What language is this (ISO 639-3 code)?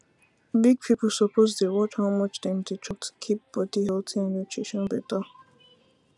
pcm